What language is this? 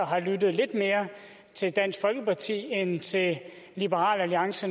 Danish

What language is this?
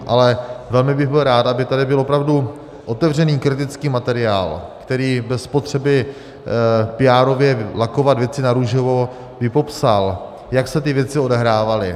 Czech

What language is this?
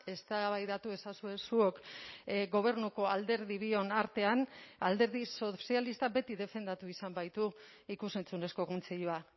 Basque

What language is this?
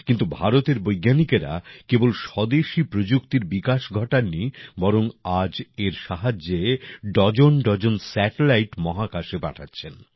Bangla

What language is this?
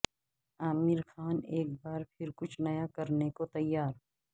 Urdu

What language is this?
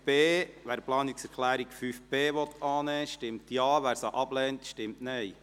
Swiss German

